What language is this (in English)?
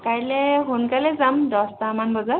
Assamese